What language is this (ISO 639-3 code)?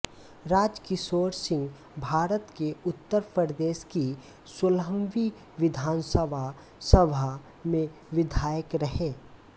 hin